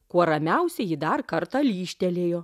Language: Lithuanian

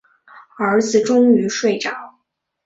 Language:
Chinese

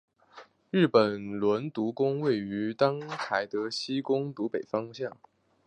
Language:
Chinese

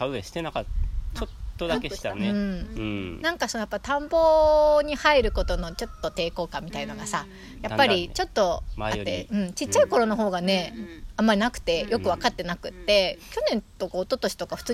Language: Japanese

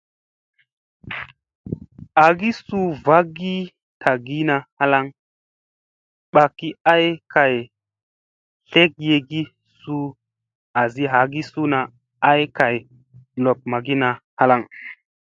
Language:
Musey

